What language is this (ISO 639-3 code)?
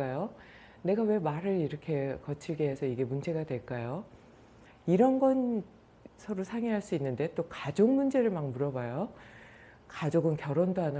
kor